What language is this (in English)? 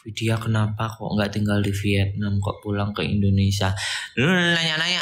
Indonesian